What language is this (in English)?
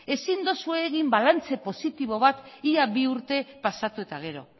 Basque